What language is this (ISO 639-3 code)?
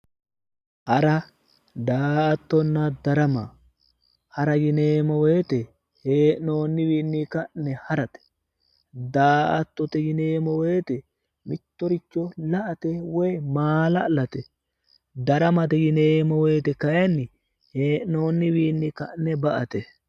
sid